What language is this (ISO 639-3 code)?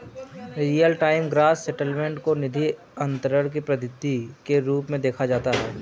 hin